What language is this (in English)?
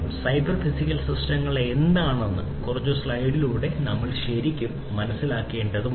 Malayalam